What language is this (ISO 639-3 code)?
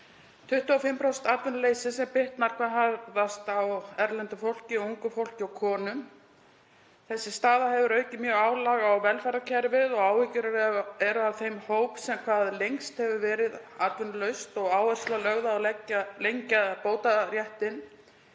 isl